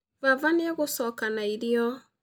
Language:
Kikuyu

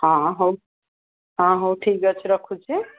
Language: Odia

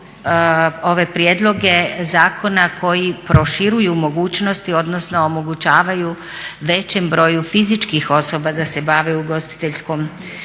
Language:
Croatian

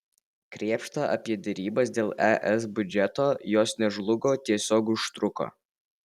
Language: Lithuanian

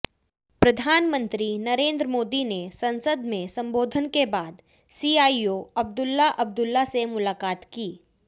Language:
Hindi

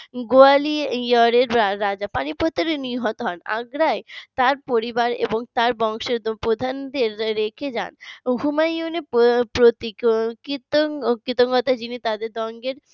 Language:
Bangla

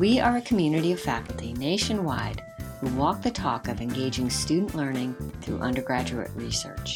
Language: English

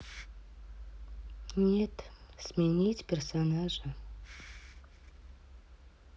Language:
Russian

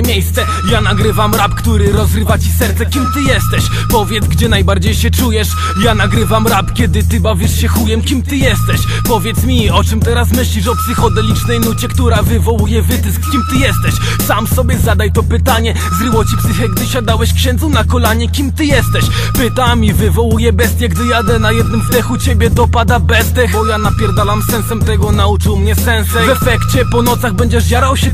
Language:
Polish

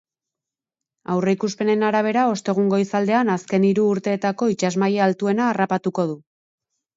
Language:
Basque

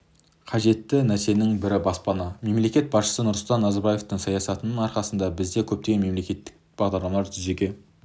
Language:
Kazakh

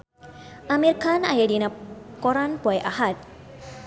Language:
Sundanese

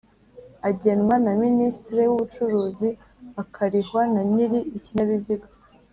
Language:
Kinyarwanda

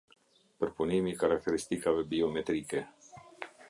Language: Albanian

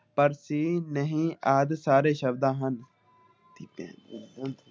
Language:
Punjabi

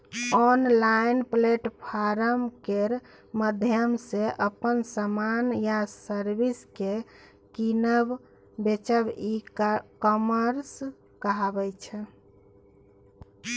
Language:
Maithili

